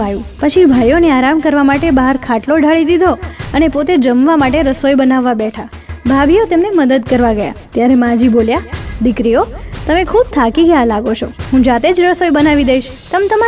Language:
Gujarati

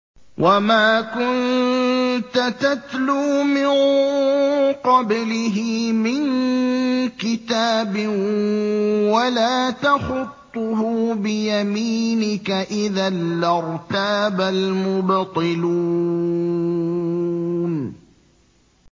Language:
Arabic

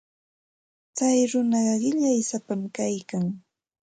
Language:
Santa Ana de Tusi Pasco Quechua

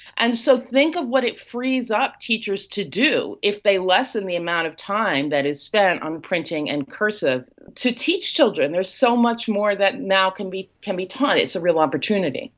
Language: English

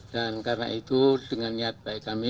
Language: Indonesian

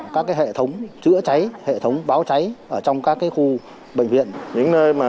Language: Vietnamese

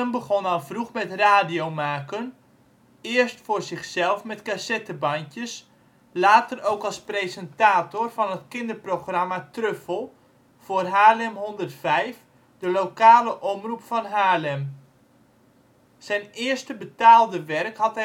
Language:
Dutch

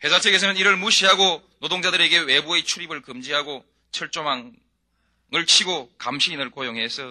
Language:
Korean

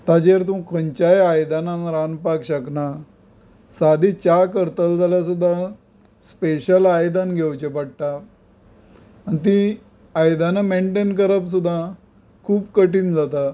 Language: Konkani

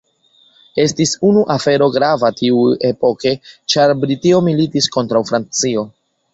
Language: Esperanto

